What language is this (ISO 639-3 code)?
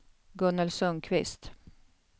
swe